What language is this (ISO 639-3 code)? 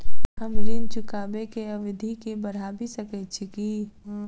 mai